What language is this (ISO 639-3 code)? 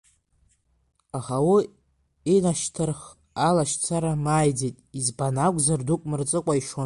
abk